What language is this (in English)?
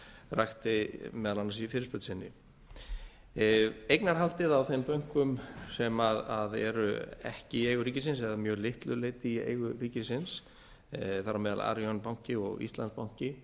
Icelandic